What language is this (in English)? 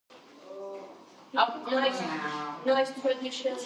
Georgian